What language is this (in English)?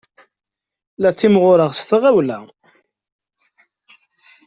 Kabyle